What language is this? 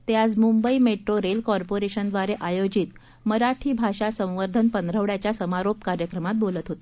Marathi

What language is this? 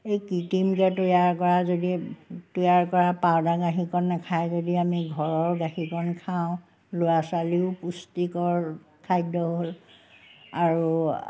Assamese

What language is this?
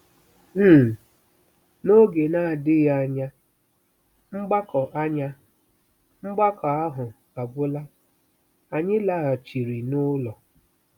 Igbo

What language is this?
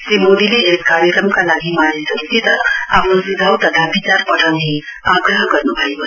Nepali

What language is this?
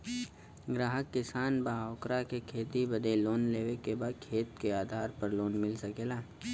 Bhojpuri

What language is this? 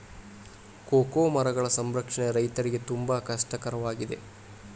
Kannada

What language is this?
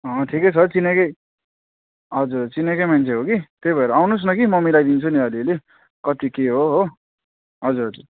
Nepali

